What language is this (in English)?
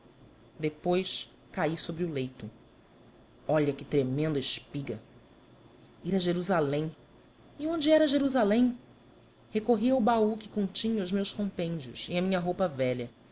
Portuguese